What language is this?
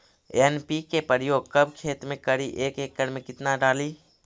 Magahi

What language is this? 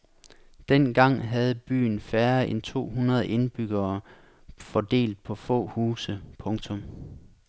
Danish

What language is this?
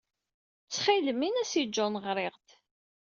Kabyle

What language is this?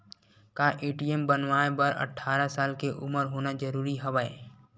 Chhattisgarhi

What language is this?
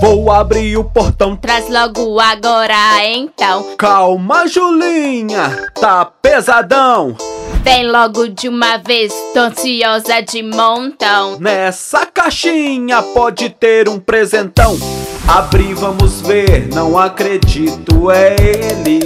Portuguese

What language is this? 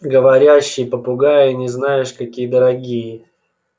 Russian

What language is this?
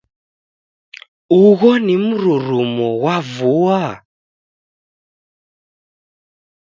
Taita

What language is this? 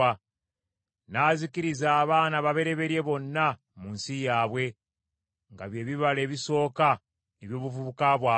Ganda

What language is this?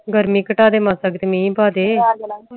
Punjabi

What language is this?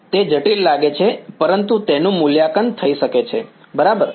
Gujarati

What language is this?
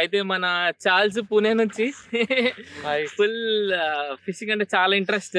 Telugu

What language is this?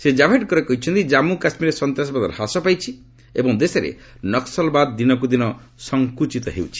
Odia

